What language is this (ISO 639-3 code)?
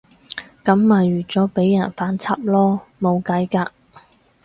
yue